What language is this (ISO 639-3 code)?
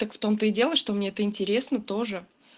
rus